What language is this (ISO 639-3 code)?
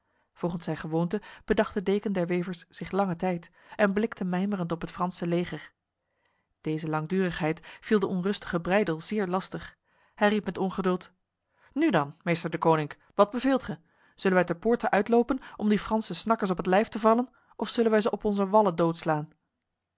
nld